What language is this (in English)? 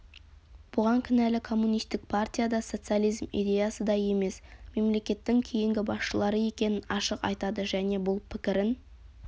Kazakh